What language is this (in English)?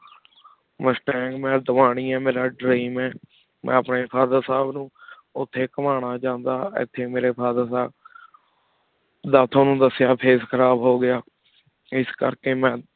Punjabi